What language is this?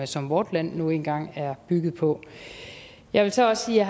Danish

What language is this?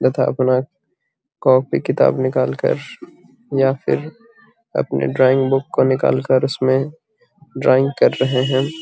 Magahi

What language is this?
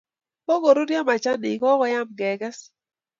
Kalenjin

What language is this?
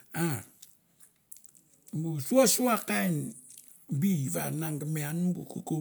Mandara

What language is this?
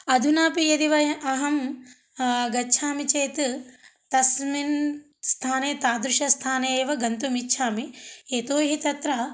Sanskrit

